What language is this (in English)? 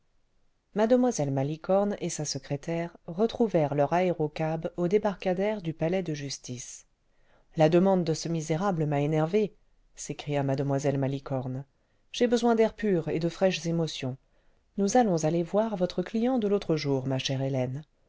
French